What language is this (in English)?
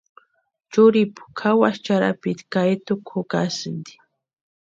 Western Highland Purepecha